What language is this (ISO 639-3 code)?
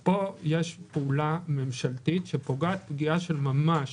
heb